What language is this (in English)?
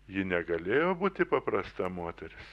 Lithuanian